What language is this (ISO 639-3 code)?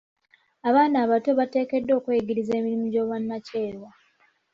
lug